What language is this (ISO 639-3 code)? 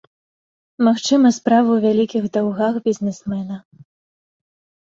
bel